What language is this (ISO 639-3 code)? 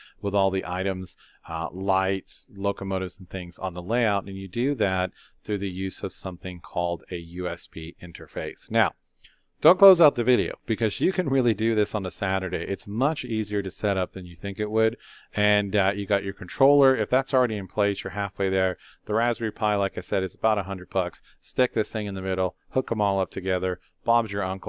eng